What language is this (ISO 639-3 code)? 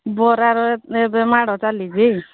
ori